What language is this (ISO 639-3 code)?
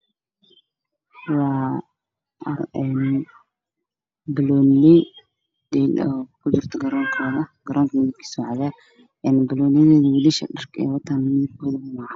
som